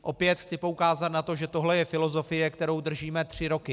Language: Czech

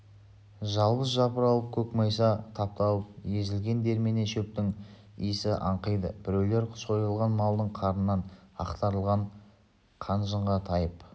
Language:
Kazakh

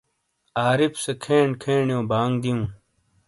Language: Shina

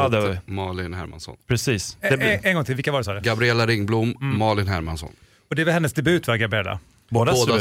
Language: Swedish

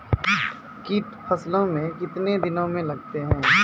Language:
Maithili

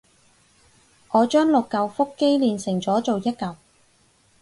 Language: Cantonese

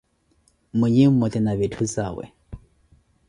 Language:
Koti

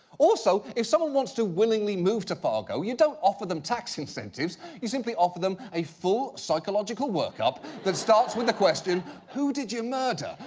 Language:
English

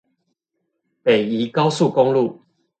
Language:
Chinese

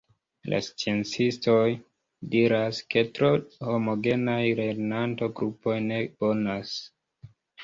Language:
Esperanto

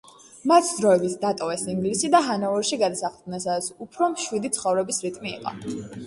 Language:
Georgian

